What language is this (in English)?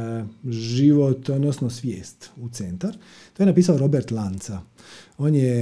Croatian